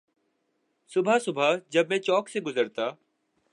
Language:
Urdu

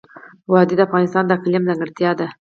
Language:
Pashto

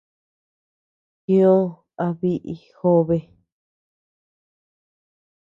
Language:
Tepeuxila Cuicatec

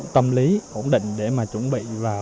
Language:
Vietnamese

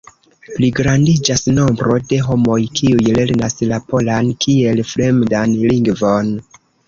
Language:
Esperanto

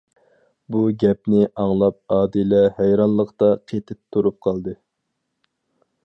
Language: Uyghur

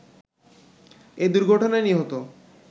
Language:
Bangla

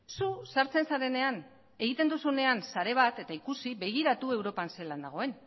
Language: Basque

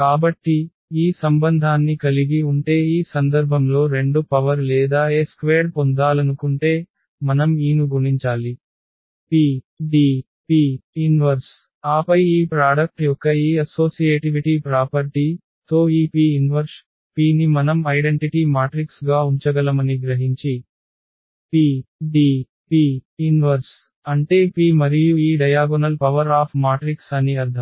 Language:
Telugu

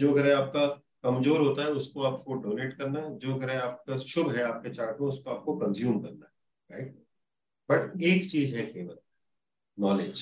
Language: Hindi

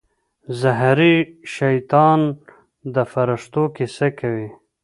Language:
Pashto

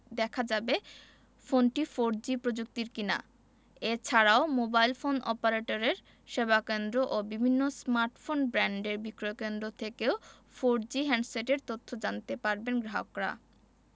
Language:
Bangla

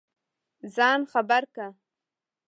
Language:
Pashto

